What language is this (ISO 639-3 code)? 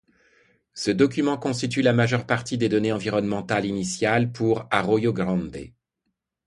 fra